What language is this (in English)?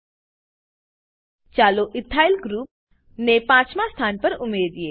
Gujarati